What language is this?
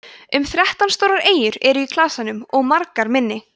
Icelandic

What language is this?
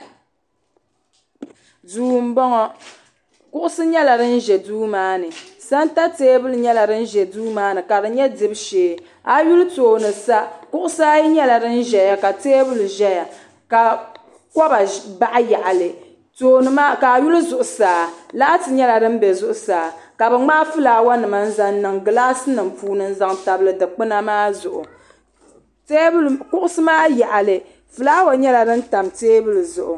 Dagbani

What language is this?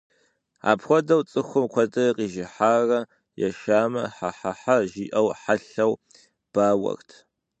Kabardian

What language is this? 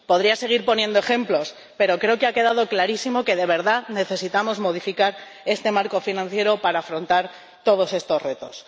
Spanish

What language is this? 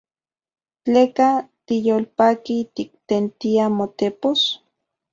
Central Puebla Nahuatl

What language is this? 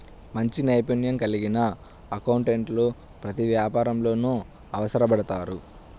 Telugu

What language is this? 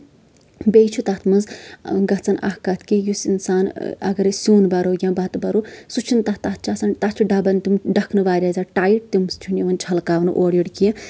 Kashmiri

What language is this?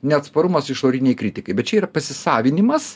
Lithuanian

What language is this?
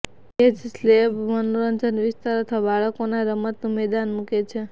Gujarati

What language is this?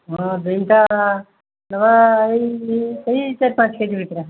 Odia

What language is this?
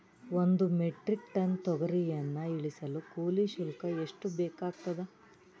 Kannada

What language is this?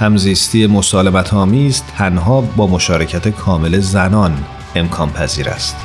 Persian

